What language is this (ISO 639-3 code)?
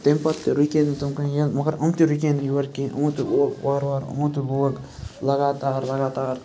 kas